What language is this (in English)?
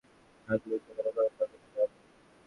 Bangla